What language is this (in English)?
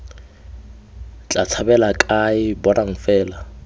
Tswana